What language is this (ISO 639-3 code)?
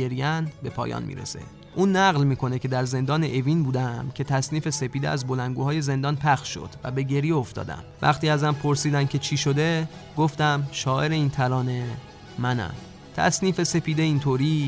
fas